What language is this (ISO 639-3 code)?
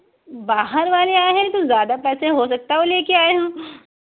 urd